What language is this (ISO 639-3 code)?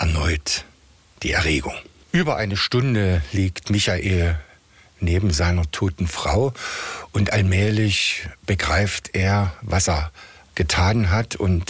deu